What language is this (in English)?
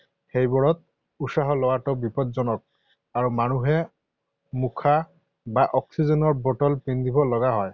Assamese